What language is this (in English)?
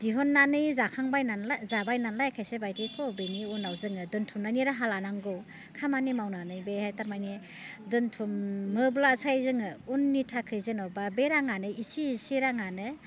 Bodo